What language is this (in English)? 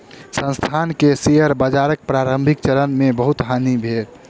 Maithili